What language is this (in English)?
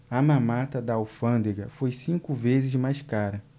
Portuguese